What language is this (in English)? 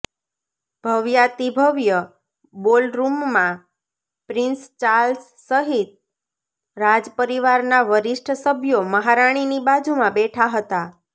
Gujarati